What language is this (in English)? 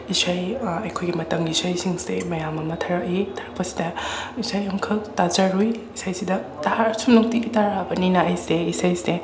Manipuri